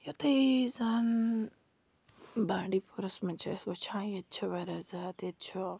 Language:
Kashmiri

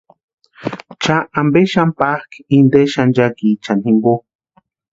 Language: Western Highland Purepecha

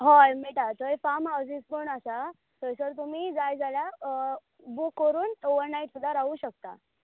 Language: Konkani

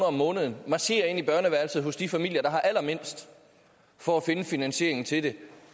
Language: Danish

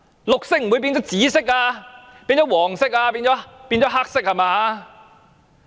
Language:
Cantonese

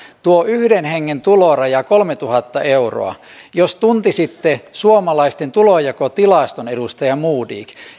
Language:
Finnish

